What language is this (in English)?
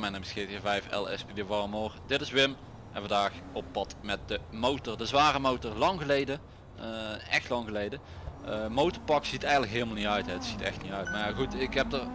Dutch